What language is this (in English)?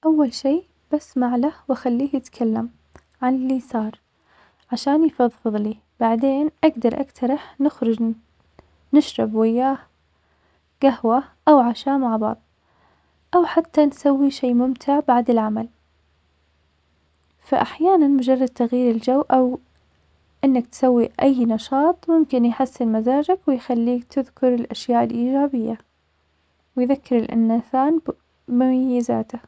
Omani Arabic